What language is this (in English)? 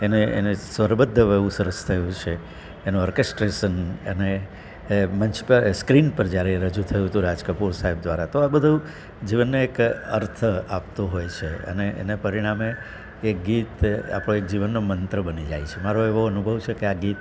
Gujarati